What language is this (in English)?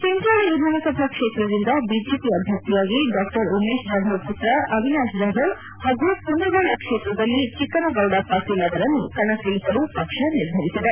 Kannada